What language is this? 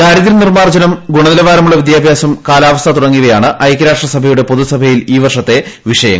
Malayalam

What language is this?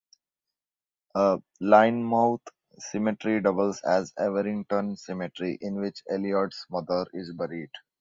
English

